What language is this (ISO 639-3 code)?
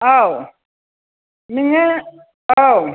brx